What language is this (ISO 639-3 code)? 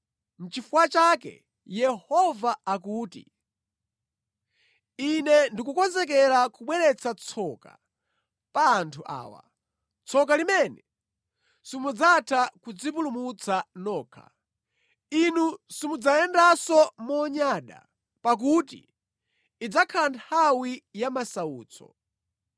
nya